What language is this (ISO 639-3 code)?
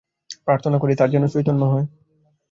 ben